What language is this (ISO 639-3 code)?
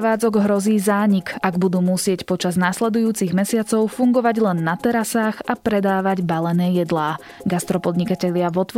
slk